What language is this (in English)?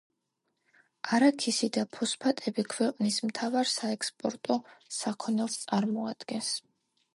Georgian